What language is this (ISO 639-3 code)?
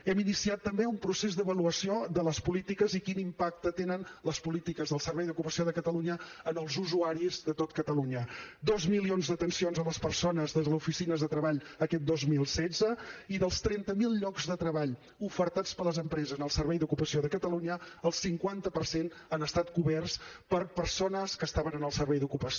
cat